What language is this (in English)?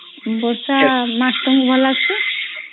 Odia